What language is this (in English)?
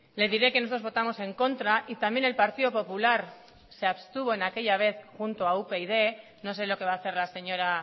Spanish